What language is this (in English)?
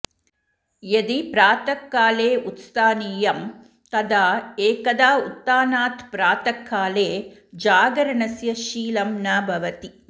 Sanskrit